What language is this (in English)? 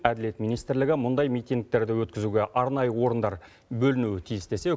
Kazakh